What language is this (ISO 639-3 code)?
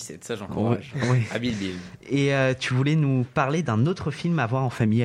fra